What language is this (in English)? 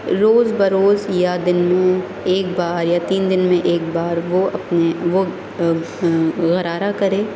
Urdu